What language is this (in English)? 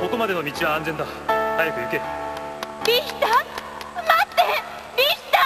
Japanese